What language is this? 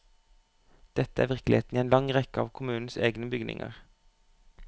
Norwegian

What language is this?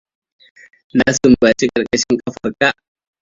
Hausa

